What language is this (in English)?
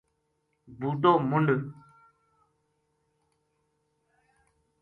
Gujari